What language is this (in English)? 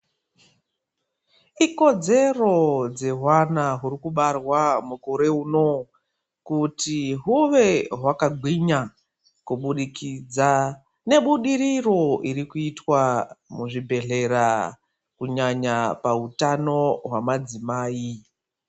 Ndau